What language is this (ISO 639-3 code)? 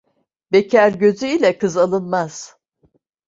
tur